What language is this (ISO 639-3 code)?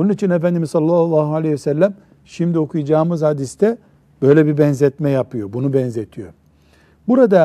tur